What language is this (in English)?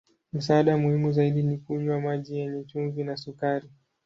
Swahili